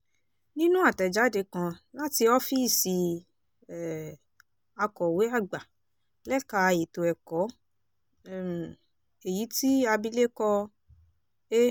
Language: Yoruba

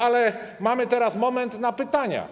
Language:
Polish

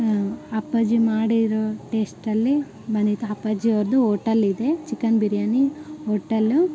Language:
Kannada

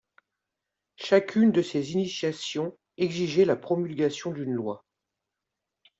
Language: French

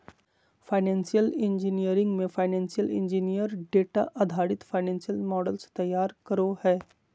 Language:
Magahi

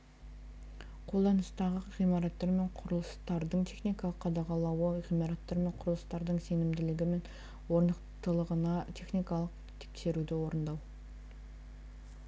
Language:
Kazakh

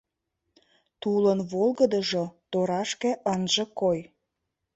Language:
Mari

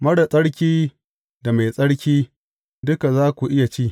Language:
Hausa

